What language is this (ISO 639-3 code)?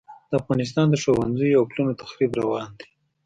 pus